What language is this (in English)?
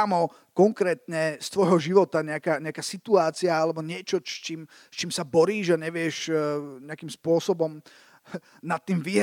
Slovak